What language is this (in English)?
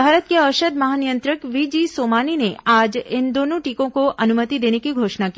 Hindi